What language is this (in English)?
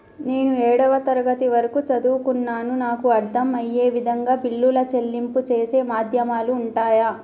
Telugu